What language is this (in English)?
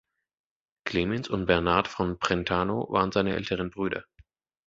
German